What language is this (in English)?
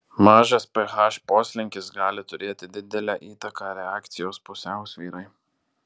Lithuanian